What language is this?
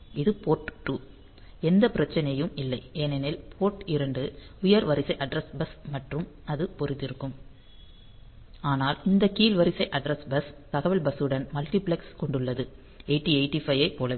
Tamil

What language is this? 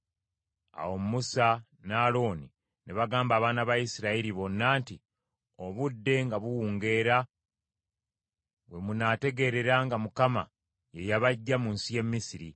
Ganda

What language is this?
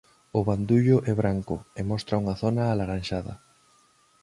Galician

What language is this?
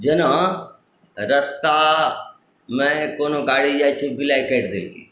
Maithili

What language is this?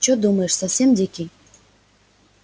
Russian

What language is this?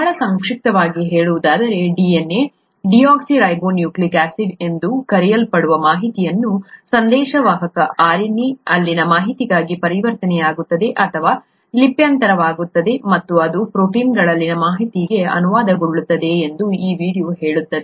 Kannada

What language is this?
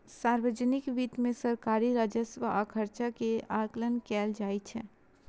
Maithili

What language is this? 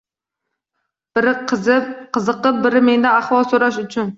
Uzbek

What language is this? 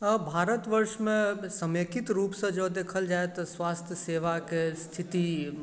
Maithili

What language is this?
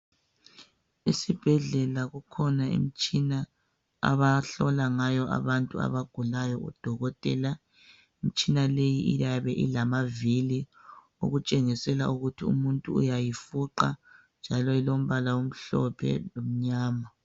North Ndebele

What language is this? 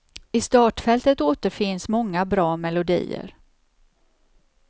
Swedish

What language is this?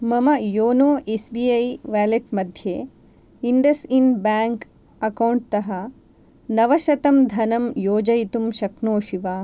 Sanskrit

